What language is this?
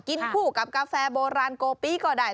Thai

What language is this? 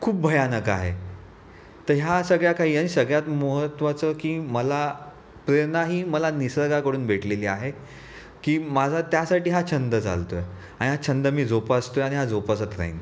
Marathi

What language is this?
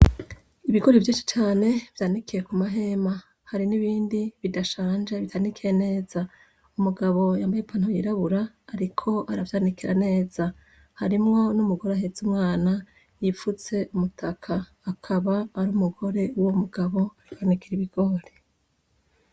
Rundi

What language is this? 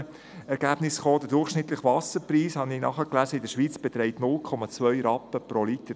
Swiss German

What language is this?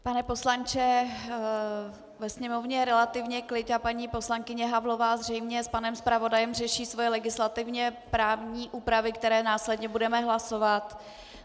Czech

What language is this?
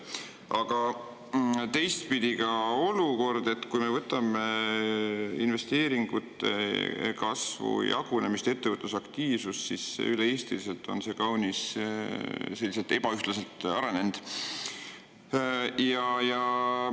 Estonian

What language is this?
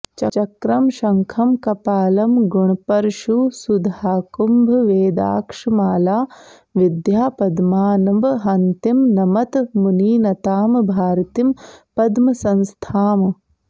Sanskrit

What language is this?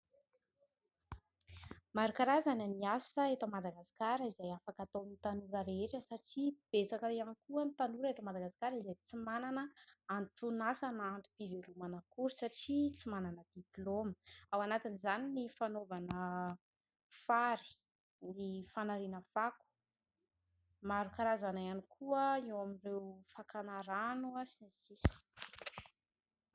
Malagasy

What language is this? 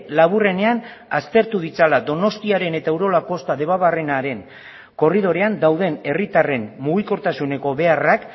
Basque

